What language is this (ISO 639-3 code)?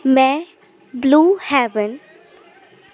pan